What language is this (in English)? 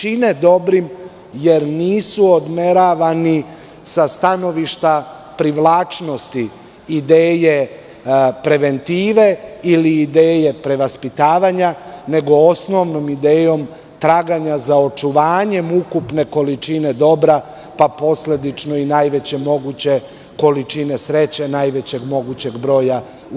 Serbian